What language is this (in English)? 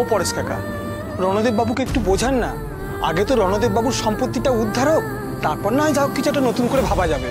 Korean